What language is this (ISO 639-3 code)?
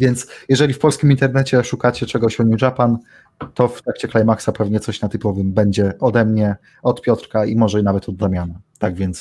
pol